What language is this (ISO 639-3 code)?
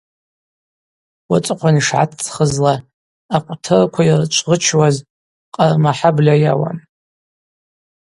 abq